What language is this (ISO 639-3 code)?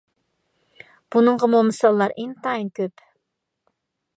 uig